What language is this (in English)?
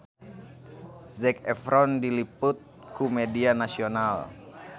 Sundanese